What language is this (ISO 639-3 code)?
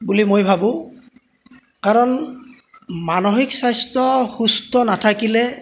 asm